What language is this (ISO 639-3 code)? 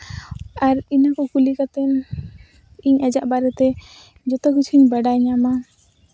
sat